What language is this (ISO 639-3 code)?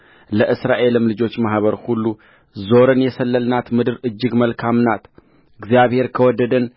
amh